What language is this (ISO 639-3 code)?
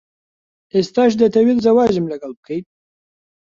ckb